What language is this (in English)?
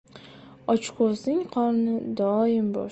Uzbek